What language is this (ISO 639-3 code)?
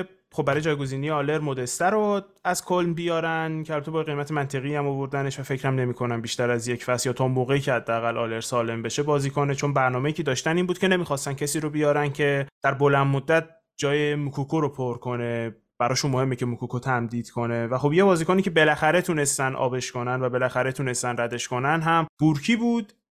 fas